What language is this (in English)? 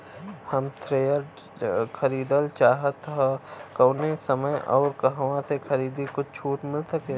Bhojpuri